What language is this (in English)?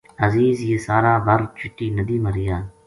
Gujari